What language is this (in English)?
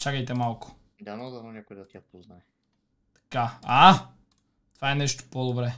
Bulgarian